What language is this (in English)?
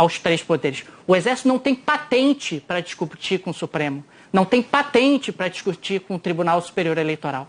Portuguese